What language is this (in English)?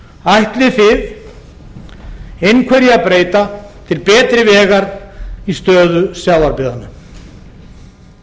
Icelandic